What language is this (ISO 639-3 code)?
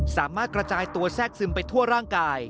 tha